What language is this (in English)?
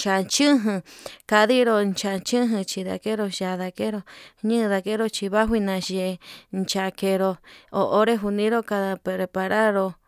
Yutanduchi Mixtec